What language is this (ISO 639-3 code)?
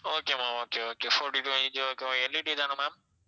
tam